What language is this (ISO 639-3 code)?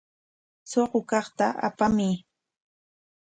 qwa